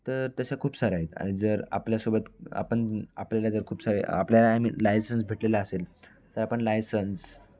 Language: Marathi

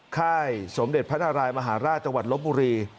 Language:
Thai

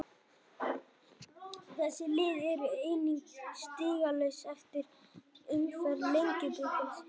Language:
Icelandic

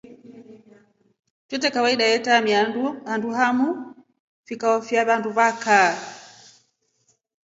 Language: Rombo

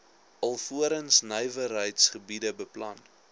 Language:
Afrikaans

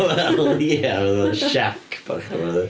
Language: Welsh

